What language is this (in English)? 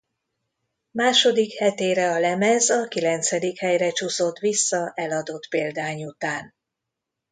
Hungarian